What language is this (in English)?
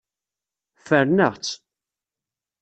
Kabyle